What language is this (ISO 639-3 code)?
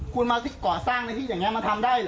tha